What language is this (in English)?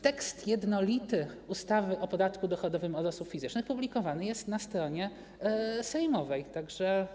Polish